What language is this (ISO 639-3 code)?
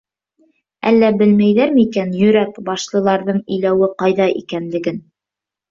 bak